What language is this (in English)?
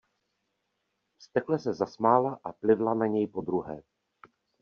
Czech